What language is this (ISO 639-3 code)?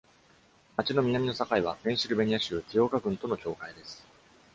jpn